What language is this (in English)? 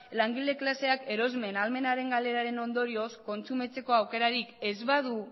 Basque